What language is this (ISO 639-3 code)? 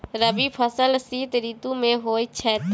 mai